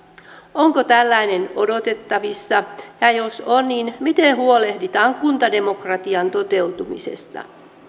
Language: Finnish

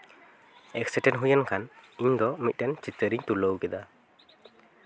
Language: Santali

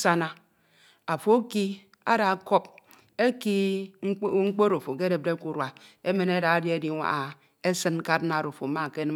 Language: Ito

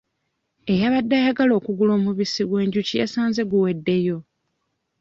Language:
Ganda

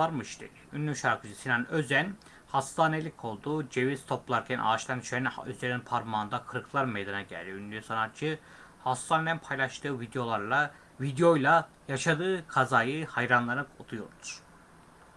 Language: Turkish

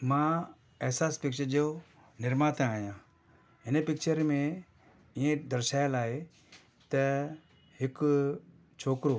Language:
Sindhi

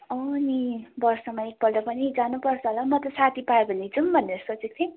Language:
Nepali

